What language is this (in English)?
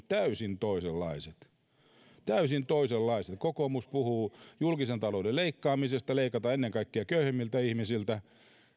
Finnish